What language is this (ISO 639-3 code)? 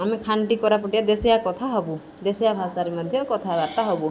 ori